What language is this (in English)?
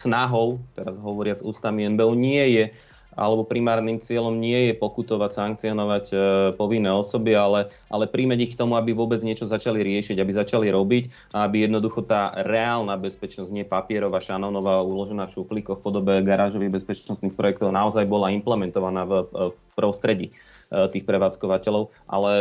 Slovak